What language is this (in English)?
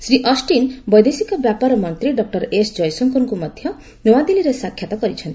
Odia